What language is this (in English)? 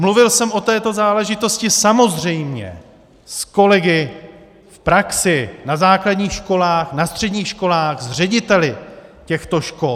Czech